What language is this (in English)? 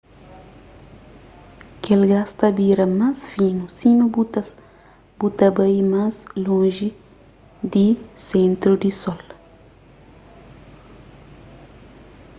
Kabuverdianu